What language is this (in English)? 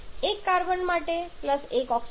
Gujarati